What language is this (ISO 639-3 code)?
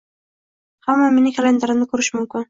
uzb